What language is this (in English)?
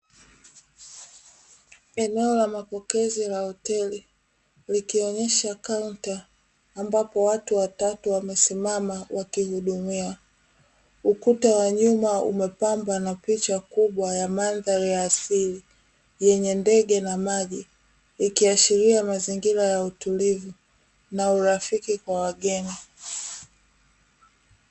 Swahili